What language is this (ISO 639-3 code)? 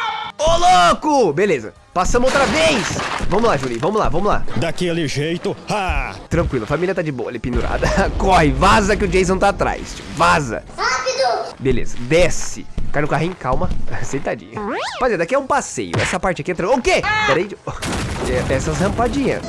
por